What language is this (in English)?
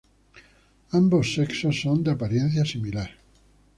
Spanish